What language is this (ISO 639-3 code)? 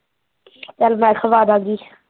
pan